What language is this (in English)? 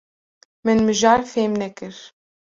Kurdish